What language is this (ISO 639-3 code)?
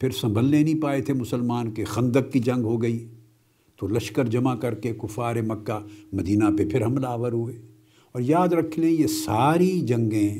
urd